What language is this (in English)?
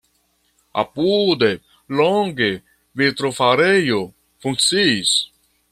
Esperanto